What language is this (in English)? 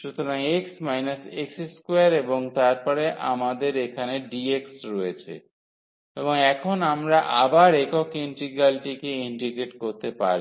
Bangla